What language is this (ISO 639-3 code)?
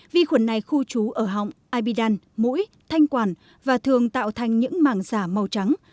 vie